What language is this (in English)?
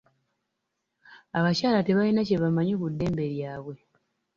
Ganda